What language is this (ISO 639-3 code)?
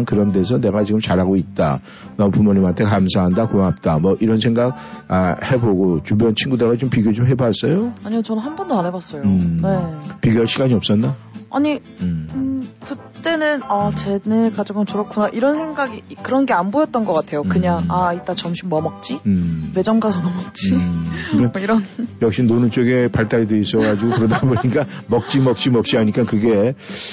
kor